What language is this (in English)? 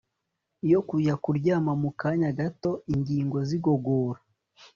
Kinyarwanda